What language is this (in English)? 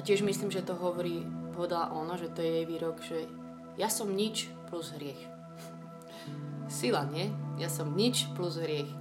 Slovak